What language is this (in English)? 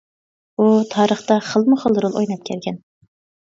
Uyghur